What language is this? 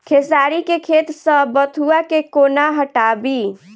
Maithili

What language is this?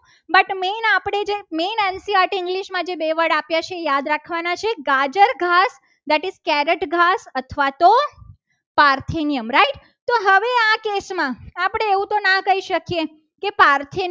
Gujarati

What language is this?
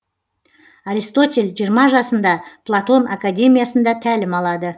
Kazakh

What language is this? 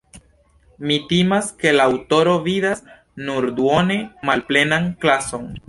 Esperanto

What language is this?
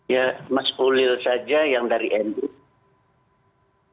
Indonesian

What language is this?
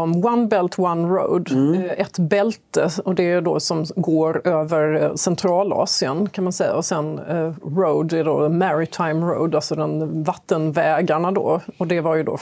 Swedish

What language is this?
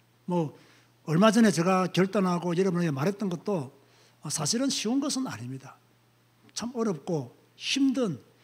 Korean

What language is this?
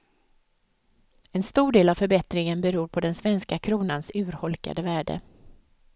Swedish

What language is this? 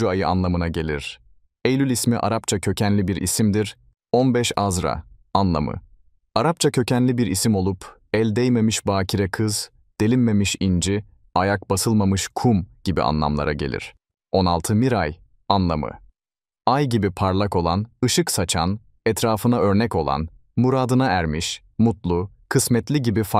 Turkish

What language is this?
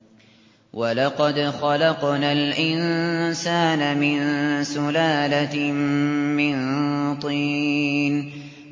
Arabic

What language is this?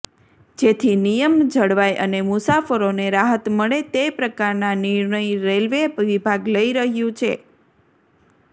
Gujarati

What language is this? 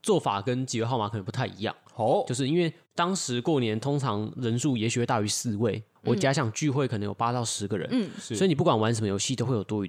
Chinese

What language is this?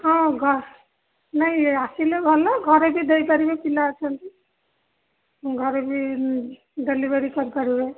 Odia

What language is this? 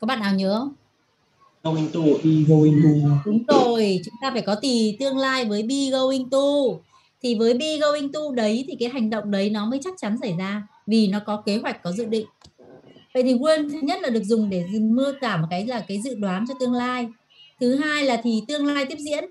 Vietnamese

